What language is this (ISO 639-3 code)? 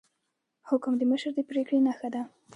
pus